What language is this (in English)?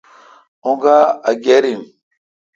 Kalkoti